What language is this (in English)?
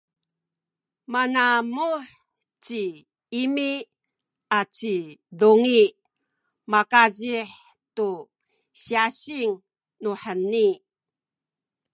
Sakizaya